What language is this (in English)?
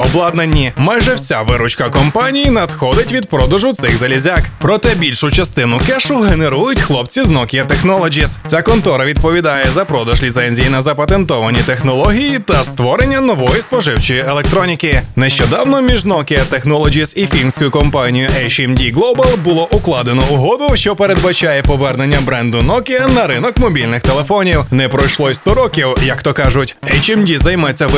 Ukrainian